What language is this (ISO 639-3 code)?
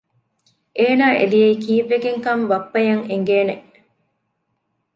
div